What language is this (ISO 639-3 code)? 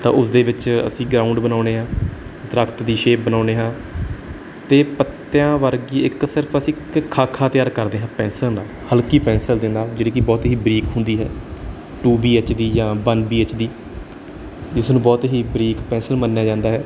pan